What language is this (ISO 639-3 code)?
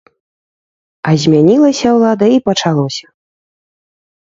bel